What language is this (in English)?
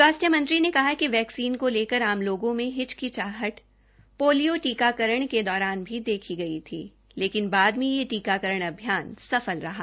Hindi